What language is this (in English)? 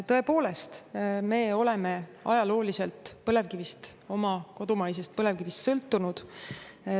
Estonian